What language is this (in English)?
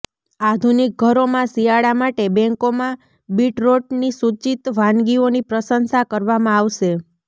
Gujarati